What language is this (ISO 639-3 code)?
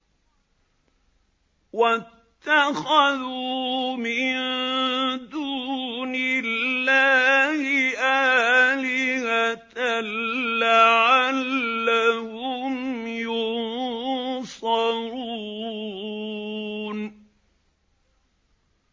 ara